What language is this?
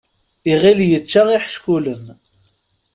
Kabyle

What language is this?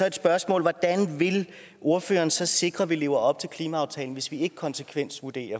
Danish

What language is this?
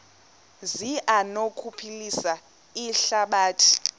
Xhosa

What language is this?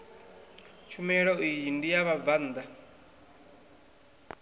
Venda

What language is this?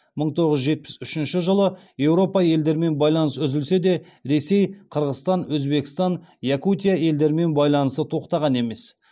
Kazakh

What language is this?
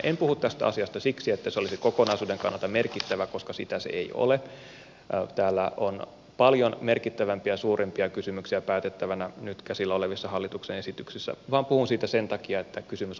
Finnish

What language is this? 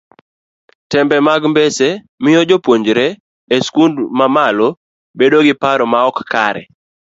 Luo (Kenya and Tanzania)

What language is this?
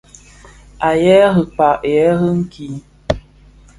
Bafia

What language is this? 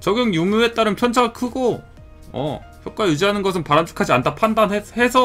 Korean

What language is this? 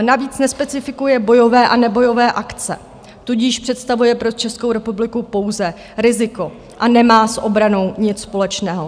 Czech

